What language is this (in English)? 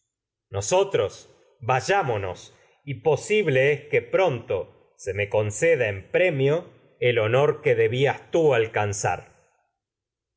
Spanish